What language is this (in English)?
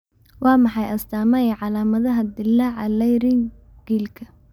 Somali